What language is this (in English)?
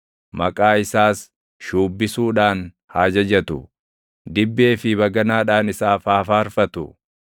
Oromo